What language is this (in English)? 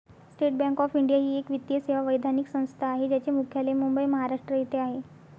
Marathi